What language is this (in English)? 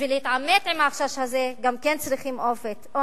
Hebrew